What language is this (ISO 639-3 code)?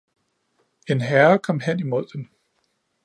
dan